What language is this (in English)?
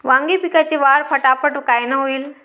Marathi